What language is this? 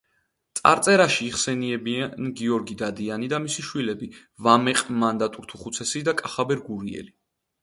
Georgian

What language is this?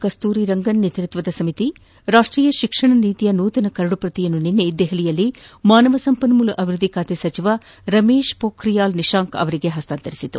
Kannada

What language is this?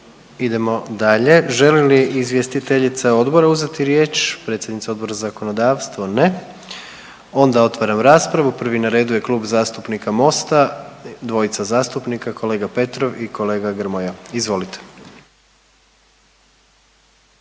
Croatian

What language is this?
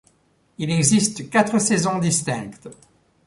French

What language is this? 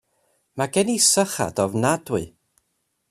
Welsh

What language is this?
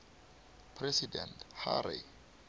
South Ndebele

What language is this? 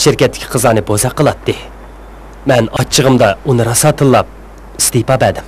Turkish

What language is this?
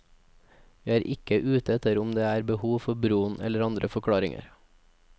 Norwegian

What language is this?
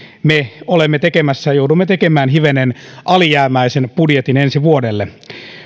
Finnish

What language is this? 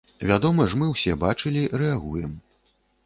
Belarusian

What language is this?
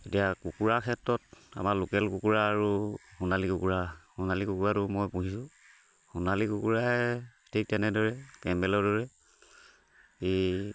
Assamese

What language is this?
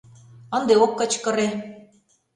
Mari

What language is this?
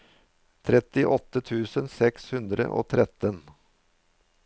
Norwegian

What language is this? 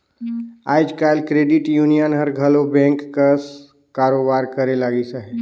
Chhattisgarhi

